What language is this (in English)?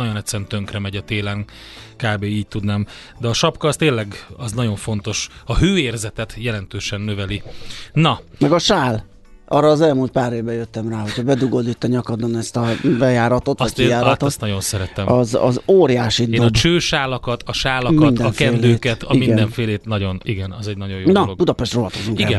Hungarian